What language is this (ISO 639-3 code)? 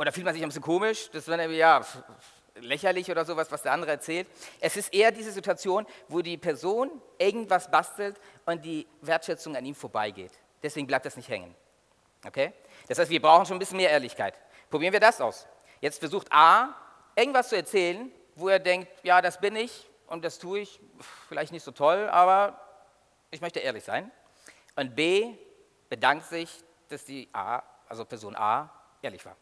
deu